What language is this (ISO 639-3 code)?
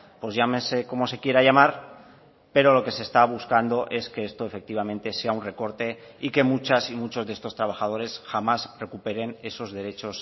spa